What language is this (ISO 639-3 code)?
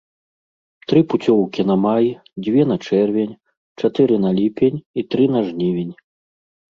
bel